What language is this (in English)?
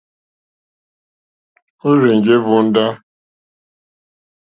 Mokpwe